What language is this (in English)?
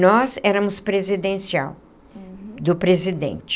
Portuguese